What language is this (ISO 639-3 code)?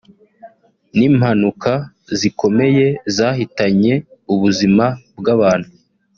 kin